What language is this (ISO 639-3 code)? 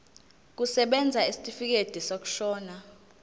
zul